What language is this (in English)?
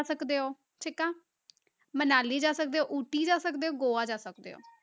Punjabi